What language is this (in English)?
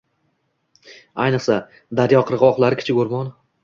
Uzbek